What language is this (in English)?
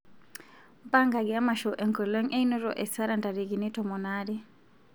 Masai